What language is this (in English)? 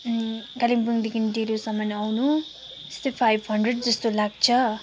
Nepali